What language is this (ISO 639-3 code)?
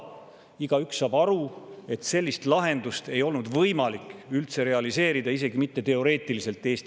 est